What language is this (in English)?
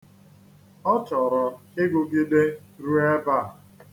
Igbo